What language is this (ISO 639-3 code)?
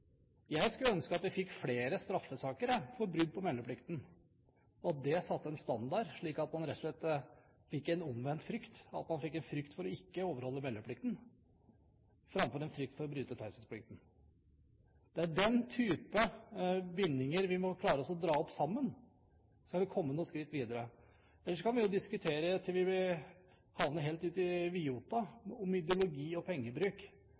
nob